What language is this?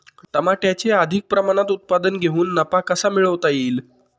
Marathi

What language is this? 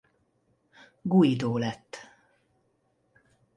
Hungarian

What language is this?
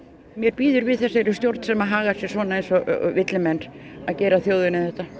Icelandic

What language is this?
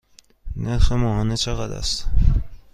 Persian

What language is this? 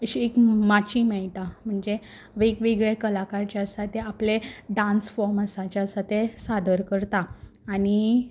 Konkani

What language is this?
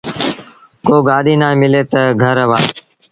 Sindhi Bhil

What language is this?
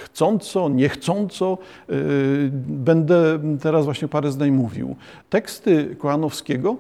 Polish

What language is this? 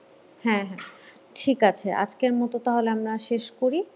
Bangla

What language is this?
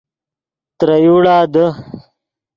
Yidgha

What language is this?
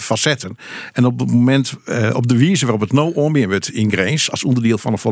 Dutch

